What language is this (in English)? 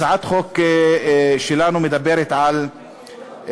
Hebrew